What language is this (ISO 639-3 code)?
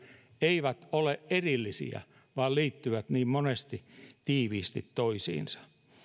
fin